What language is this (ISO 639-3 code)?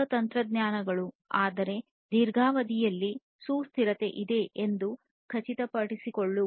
kan